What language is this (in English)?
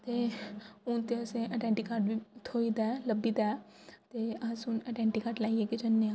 Dogri